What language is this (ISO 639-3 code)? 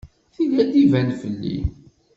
kab